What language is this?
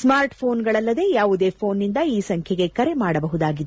Kannada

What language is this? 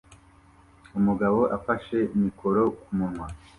Kinyarwanda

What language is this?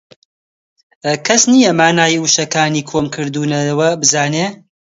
Central Kurdish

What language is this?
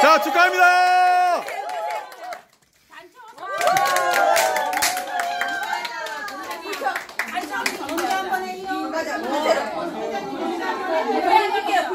Korean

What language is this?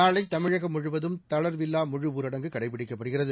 Tamil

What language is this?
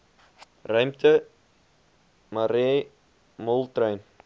Afrikaans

